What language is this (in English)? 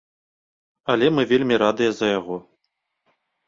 Belarusian